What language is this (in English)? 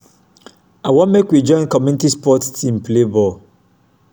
Nigerian Pidgin